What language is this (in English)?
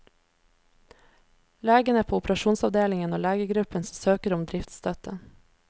Norwegian